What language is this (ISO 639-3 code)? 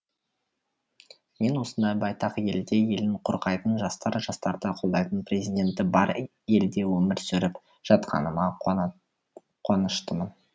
kaz